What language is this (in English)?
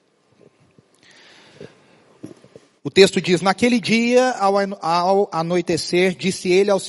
Portuguese